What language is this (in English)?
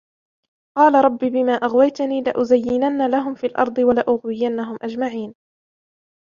Arabic